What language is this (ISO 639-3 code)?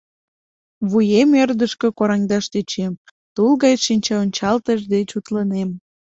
chm